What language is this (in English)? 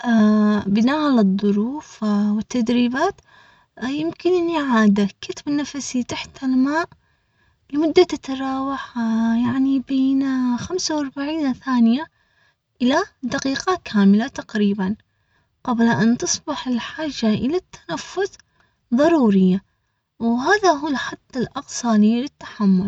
Omani Arabic